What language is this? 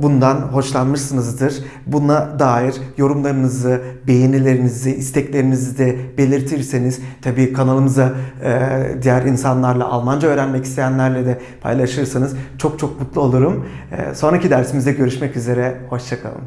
Turkish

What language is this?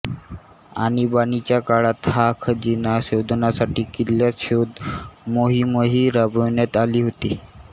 Marathi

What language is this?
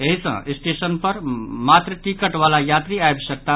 Maithili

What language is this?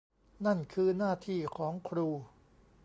Thai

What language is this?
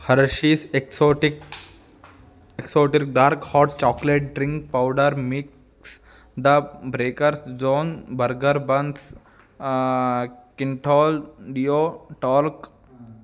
Sanskrit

